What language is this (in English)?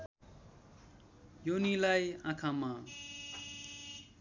Nepali